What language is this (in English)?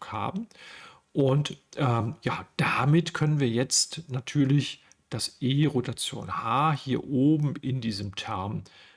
German